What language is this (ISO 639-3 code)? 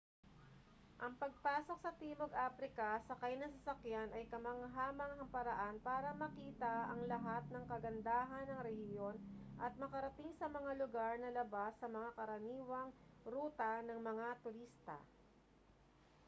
fil